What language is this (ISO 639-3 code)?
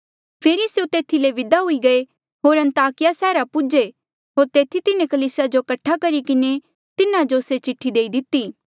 mjl